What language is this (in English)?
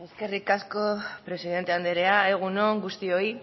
Basque